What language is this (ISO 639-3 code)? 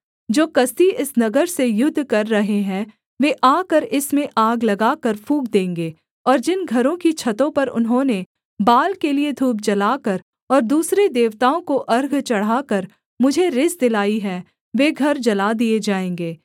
hin